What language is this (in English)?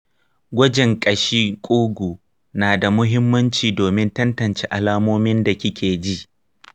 Hausa